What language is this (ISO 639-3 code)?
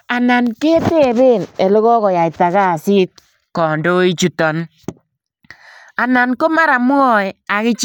kln